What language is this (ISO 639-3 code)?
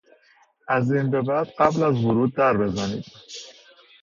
fas